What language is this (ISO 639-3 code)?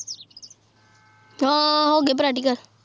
pan